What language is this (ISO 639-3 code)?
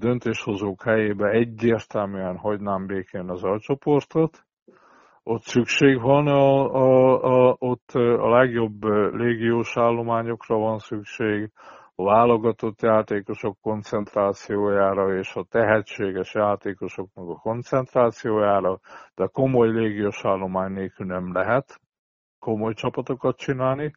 hun